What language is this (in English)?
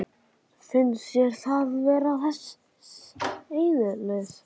Icelandic